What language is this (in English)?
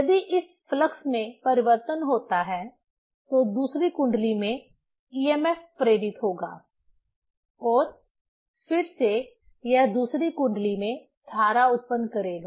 Hindi